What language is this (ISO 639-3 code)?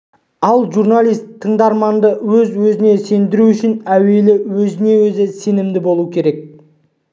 kaz